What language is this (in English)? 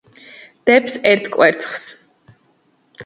Georgian